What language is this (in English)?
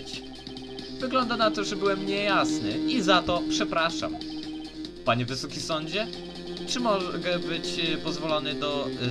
Polish